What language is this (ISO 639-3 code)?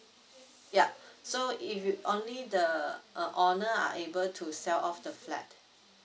eng